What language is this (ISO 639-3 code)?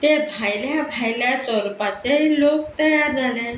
kok